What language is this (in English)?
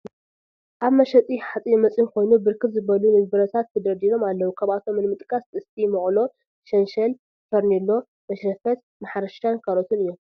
Tigrinya